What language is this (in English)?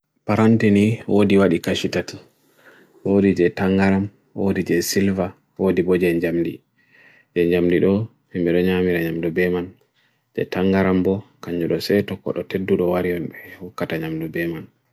Bagirmi Fulfulde